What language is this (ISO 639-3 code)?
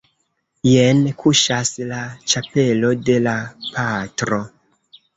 epo